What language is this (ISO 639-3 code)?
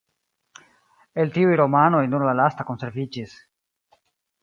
epo